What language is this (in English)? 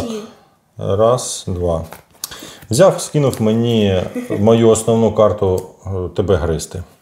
Ukrainian